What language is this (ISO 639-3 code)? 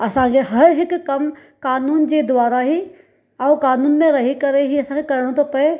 snd